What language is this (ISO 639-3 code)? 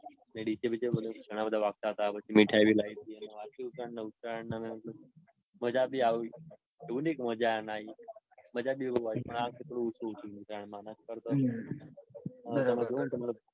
guj